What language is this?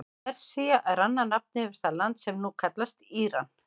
Icelandic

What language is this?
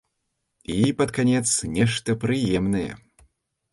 Belarusian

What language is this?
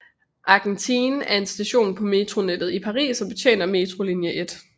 Danish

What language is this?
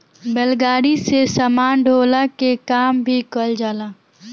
Bhojpuri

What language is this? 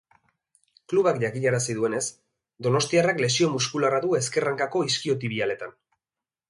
Basque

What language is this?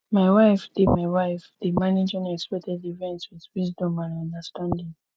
Nigerian Pidgin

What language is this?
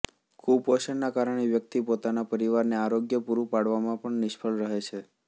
Gujarati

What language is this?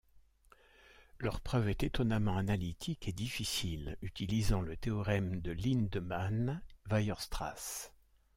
French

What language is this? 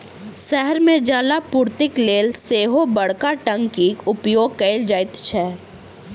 Maithili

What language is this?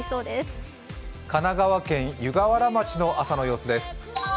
Japanese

